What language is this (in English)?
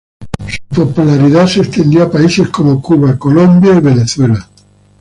Spanish